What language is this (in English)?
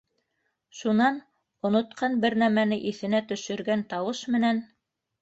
Bashkir